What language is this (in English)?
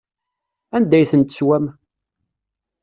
Kabyle